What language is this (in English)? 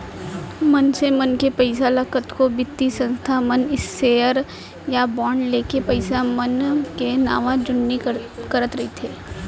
Chhattisgarhi